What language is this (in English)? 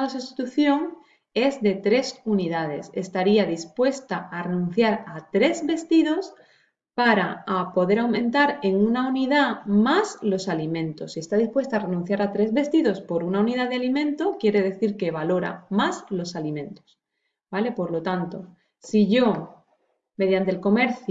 Spanish